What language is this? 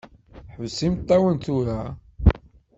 Kabyle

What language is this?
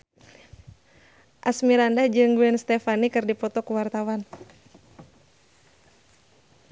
Sundanese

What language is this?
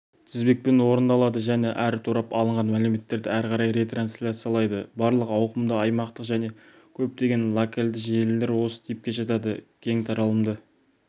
Kazakh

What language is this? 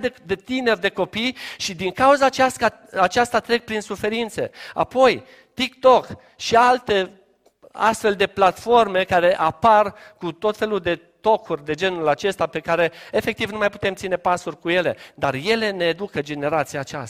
Romanian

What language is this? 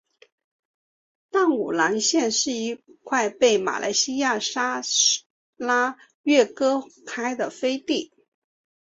Chinese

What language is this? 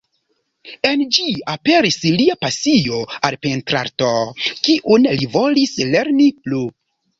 Esperanto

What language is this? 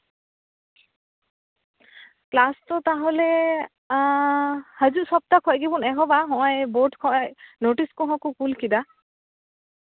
Santali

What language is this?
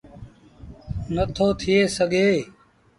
Sindhi Bhil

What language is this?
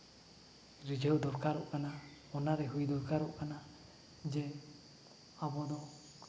Santali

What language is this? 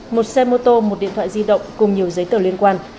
Vietnamese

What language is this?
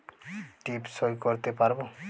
Bangla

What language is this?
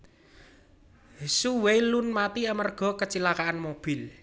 Javanese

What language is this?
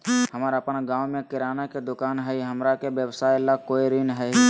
Magahi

